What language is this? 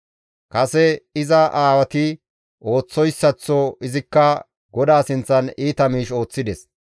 Gamo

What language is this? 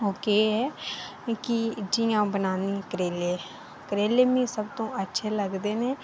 Dogri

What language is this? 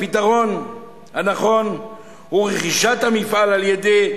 Hebrew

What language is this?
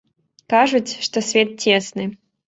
Belarusian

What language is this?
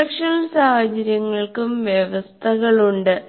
Malayalam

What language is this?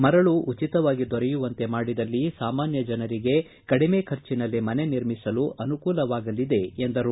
Kannada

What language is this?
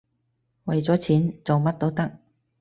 Cantonese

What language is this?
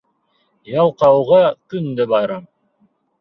Bashkir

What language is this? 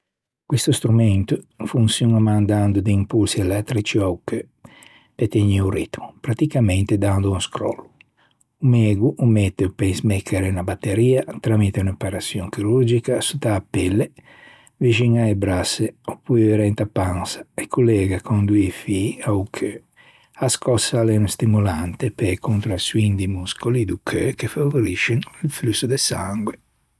Ligurian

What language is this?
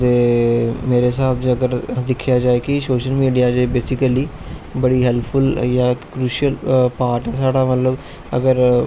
Dogri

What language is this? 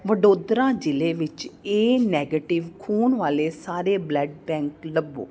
Punjabi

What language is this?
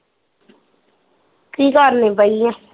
Punjabi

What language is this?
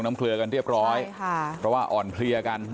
Thai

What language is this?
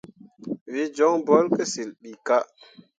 Mundang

